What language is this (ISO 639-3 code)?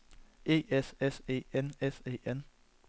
dan